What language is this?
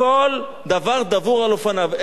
Hebrew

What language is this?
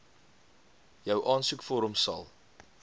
Afrikaans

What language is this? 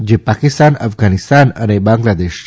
Gujarati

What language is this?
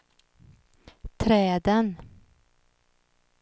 Swedish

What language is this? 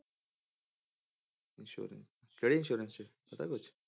Punjabi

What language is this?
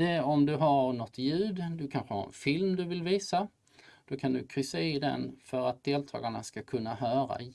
Swedish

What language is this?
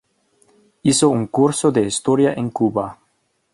Spanish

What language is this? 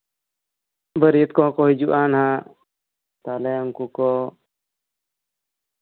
Santali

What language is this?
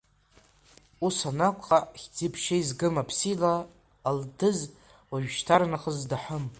Abkhazian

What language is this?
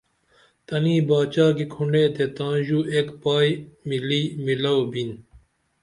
Dameli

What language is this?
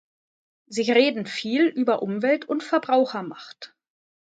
German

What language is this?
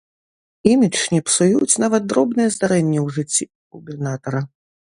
Belarusian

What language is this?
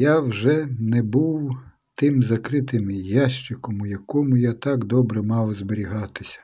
Ukrainian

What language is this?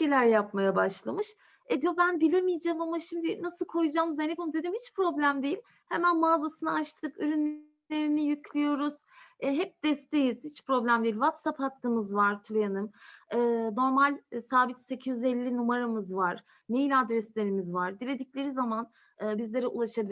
Turkish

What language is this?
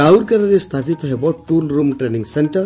Odia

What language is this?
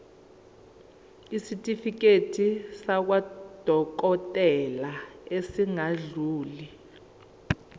Zulu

